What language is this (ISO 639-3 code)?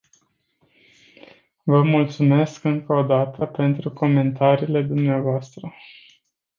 ron